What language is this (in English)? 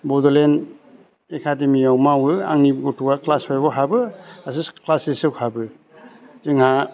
Bodo